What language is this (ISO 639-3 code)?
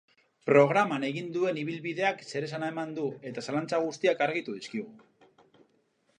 eus